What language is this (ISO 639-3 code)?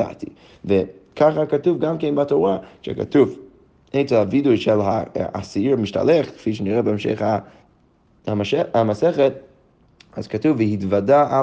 heb